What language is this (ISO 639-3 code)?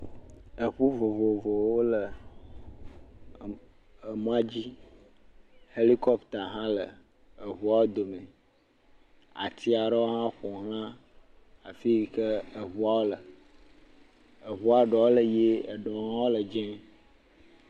ewe